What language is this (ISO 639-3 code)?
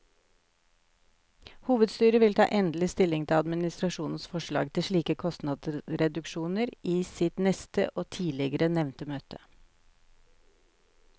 nor